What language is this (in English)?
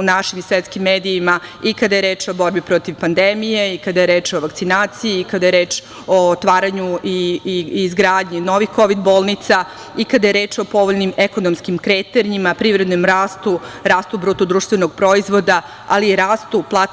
Serbian